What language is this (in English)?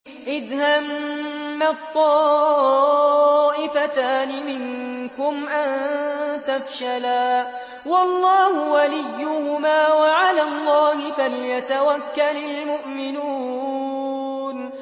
Arabic